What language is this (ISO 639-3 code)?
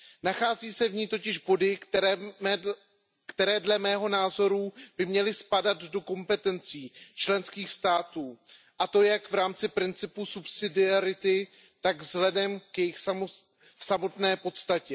ces